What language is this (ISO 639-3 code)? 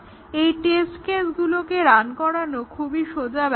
ben